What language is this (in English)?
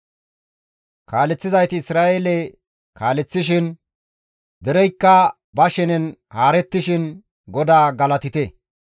Gamo